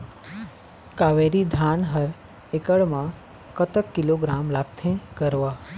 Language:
Chhattisgarhi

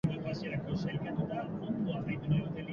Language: Basque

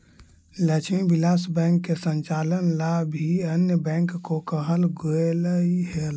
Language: Magahi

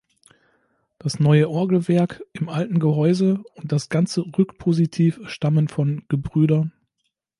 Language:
German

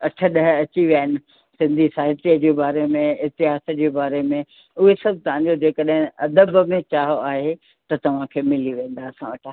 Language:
Sindhi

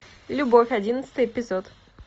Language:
Russian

